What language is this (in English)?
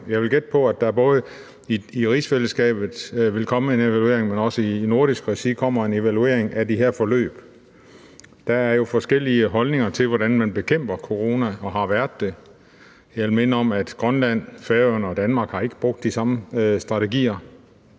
Danish